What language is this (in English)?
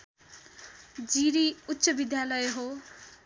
Nepali